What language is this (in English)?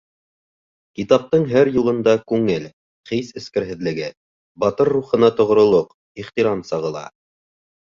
Bashkir